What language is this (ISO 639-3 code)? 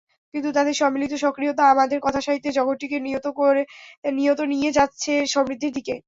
ben